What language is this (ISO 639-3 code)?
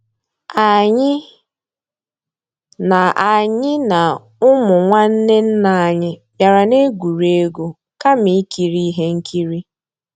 ibo